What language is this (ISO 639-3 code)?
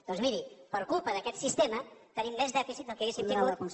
cat